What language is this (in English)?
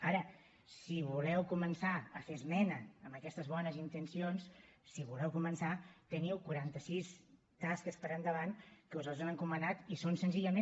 Catalan